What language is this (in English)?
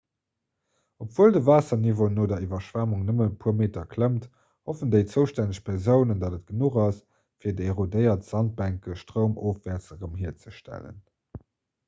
Luxembourgish